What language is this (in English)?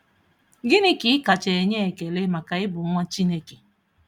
Igbo